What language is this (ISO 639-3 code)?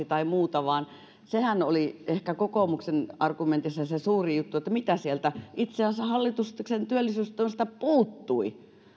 fin